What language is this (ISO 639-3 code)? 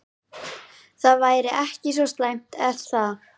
isl